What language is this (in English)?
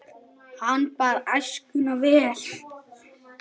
Icelandic